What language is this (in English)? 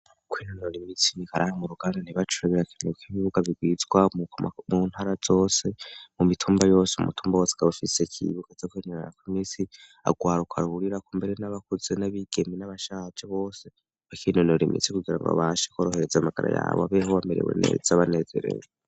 Rundi